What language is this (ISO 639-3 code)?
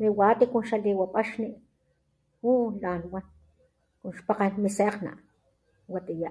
top